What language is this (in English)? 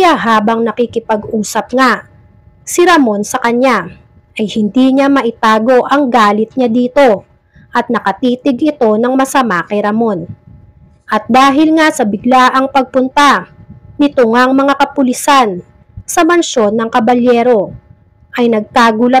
Filipino